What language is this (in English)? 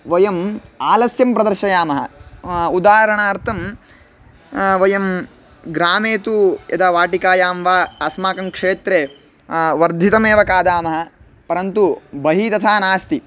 Sanskrit